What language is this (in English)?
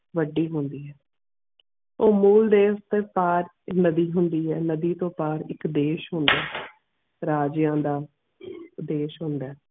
Punjabi